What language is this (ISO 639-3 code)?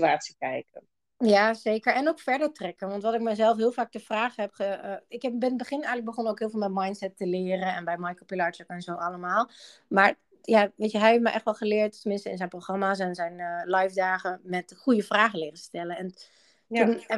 nld